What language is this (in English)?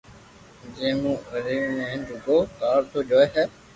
Loarki